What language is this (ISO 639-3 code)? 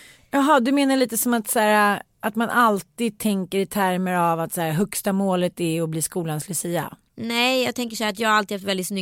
swe